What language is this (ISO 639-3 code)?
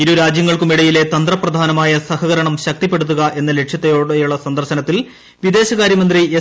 mal